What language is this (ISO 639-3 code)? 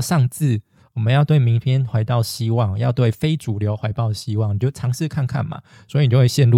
zho